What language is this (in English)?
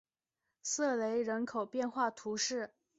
Chinese